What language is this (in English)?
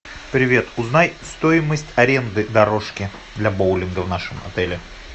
Russian